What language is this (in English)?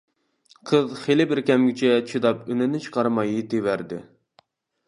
Uyghur